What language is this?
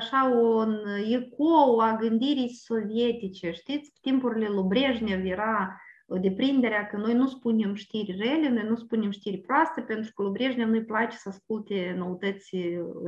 Romanian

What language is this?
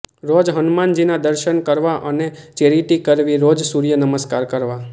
Gujarati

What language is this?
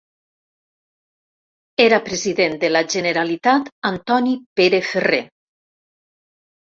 Catalan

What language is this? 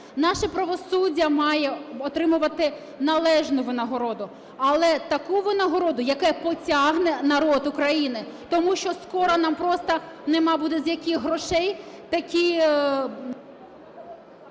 Ukrainian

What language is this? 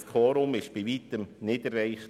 Swiss German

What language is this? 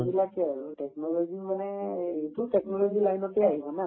Assamese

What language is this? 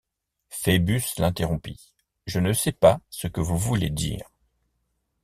French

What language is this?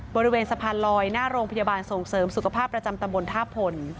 Thai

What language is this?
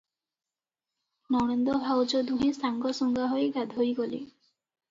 Odia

